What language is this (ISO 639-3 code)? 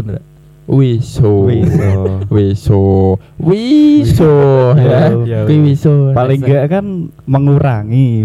ind